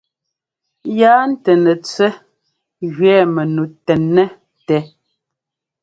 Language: Ngomba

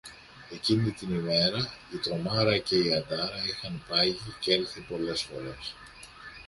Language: Greek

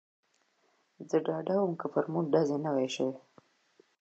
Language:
Pashto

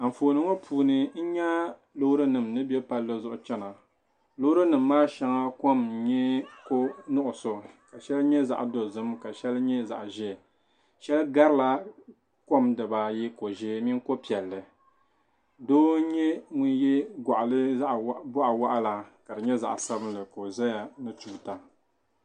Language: Dagbani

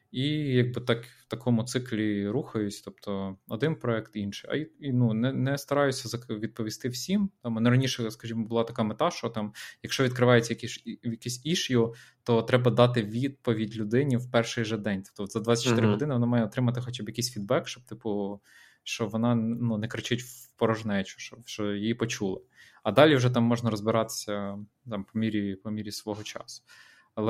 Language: Ukrainian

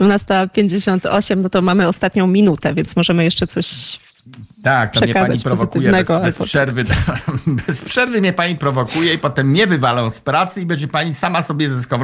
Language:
Polish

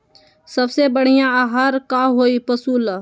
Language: Magahi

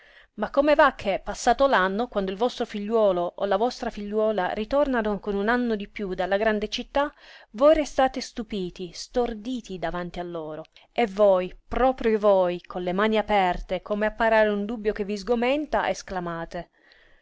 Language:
Italian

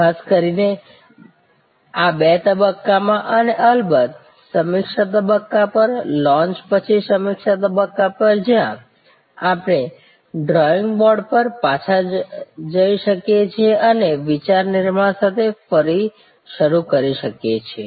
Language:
Gujarati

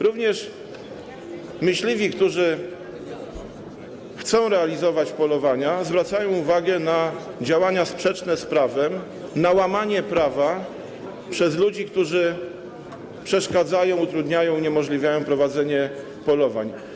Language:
Polish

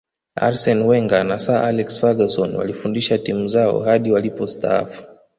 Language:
Swahili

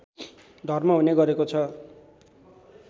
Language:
Nepali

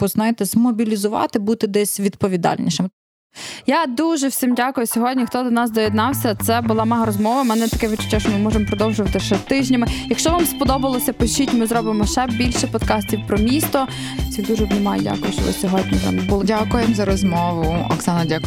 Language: Ukrainian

